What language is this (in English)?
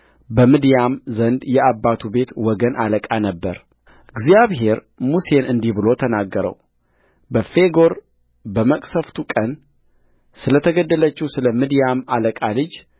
Amharic